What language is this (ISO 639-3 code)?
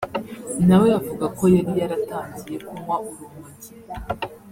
kin